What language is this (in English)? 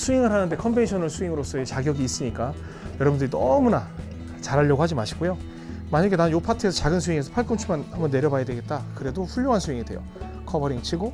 Korean